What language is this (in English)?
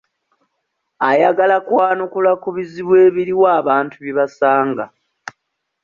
Ganda